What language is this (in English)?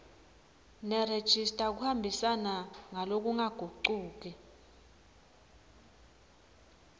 Swati